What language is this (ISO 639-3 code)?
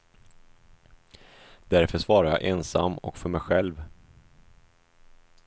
swe